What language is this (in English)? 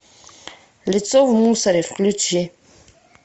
Russian